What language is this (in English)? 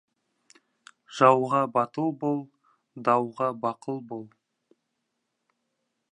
Kazakh